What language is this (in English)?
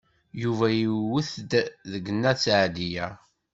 Kabyle